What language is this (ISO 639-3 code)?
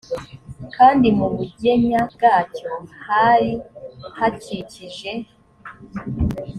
kin